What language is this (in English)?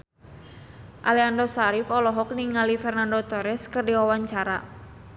Sundanese